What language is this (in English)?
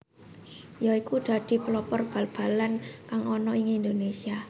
Javanese